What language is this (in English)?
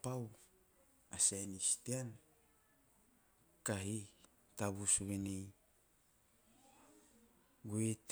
Teop